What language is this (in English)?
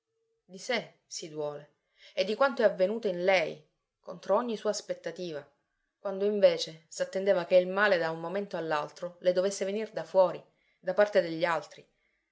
Italian